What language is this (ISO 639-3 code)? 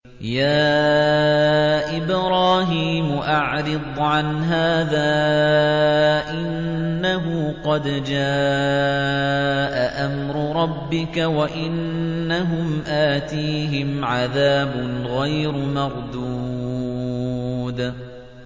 ara